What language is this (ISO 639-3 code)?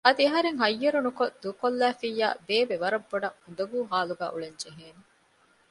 div